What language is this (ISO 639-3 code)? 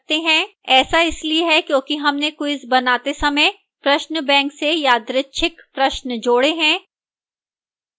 hin